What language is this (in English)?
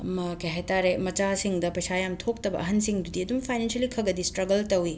Manipuri